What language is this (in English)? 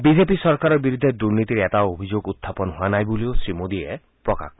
Assamese